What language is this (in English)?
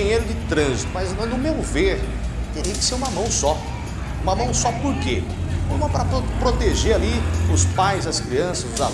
Portuguese